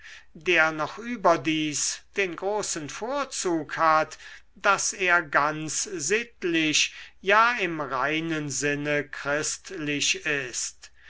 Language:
German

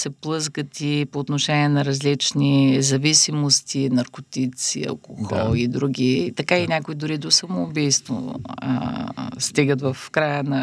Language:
Bulgarian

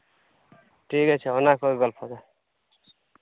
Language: Santali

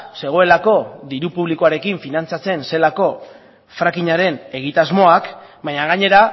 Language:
Basque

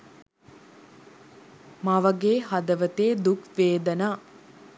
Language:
Sinhala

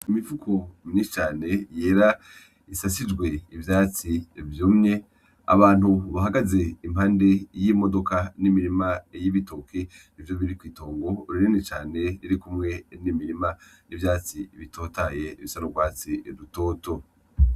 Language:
Rundi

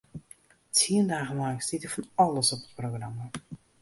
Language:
Western Frisian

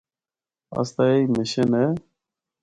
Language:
Northern Hindko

